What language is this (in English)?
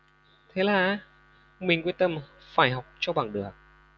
Vietnamese